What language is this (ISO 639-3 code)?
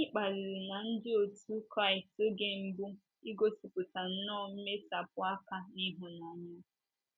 ibo